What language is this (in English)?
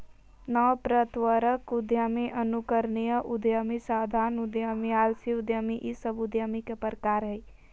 Magahi